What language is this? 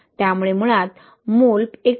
Marathi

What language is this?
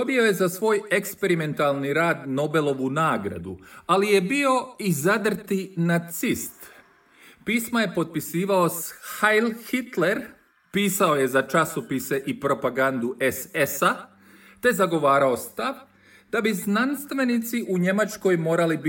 Croatian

